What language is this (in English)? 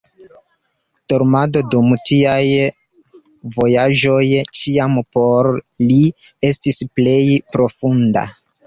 Esperanto